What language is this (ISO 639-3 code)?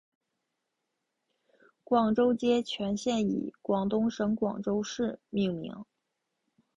zho